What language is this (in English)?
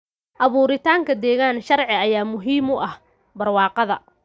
Somali